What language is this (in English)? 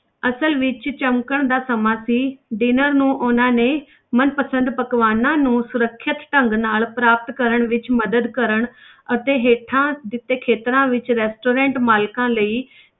Punjabi